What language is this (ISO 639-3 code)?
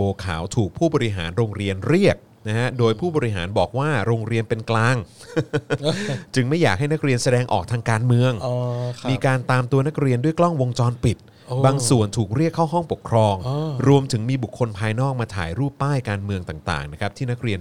tha